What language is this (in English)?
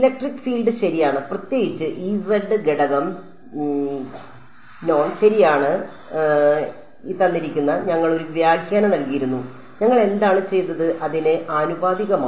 Malayalam